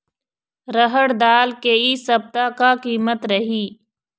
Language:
Chhattisgarhi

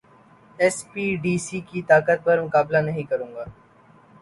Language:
Urdu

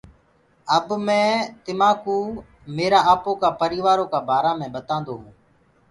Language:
Gurgula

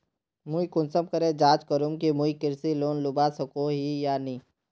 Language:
Magahi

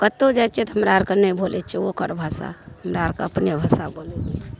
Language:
Maithili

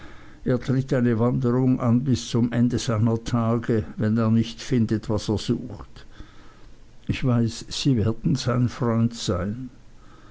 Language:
German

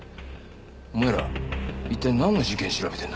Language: Japanese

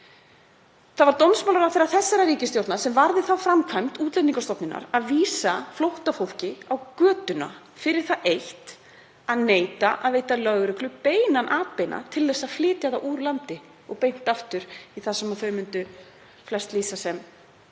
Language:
Icelandic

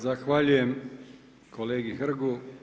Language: Croatian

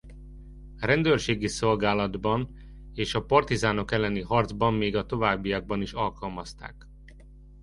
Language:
Hungarian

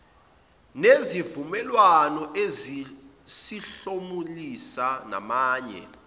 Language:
Zulu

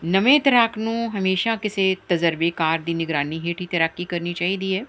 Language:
Punjabi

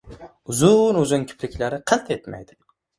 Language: Uzbek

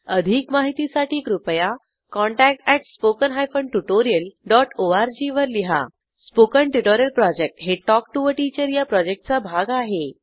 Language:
Marathi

